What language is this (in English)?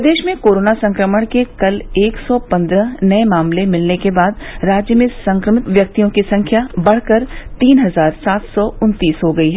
Hindi